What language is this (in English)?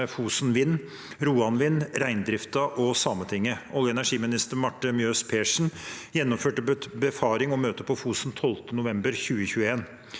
Norwegian